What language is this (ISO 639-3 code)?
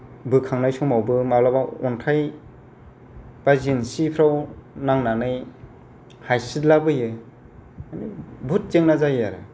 brx